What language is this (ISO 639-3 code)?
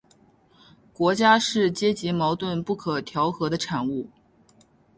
zho